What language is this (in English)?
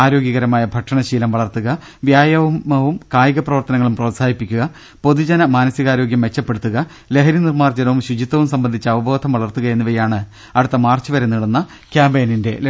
Malayalam